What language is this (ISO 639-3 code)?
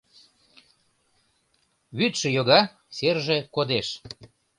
chm